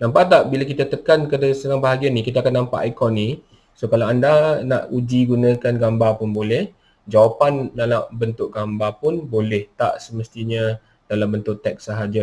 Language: Malay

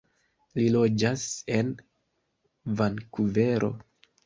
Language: Esperanto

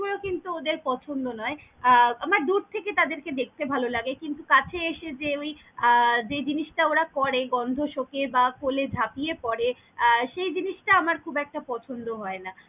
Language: Bangla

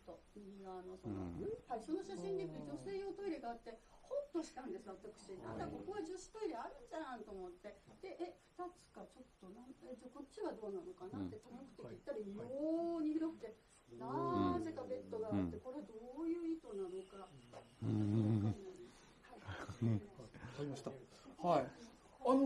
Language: Japanese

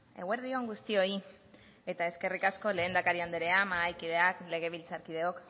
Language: Basque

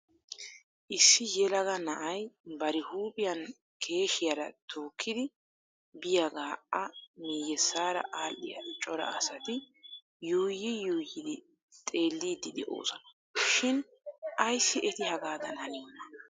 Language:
Wolaytta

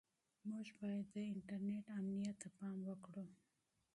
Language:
Pashto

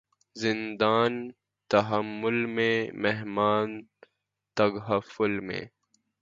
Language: Urdu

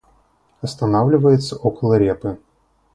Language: Russian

